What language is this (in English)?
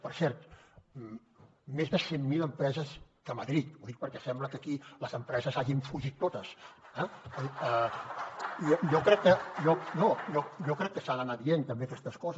Catalan